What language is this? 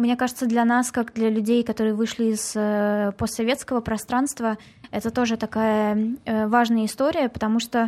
Russian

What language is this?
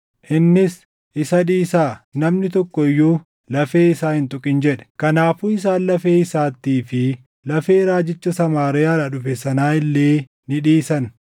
Oromo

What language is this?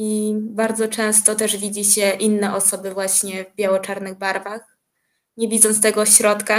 Polish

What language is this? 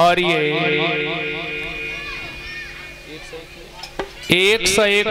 Hindi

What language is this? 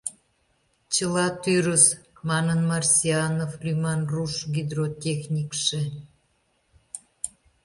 Mari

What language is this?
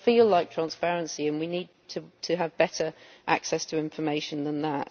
English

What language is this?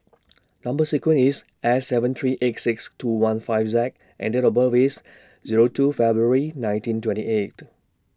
English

